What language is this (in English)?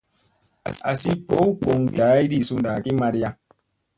Musey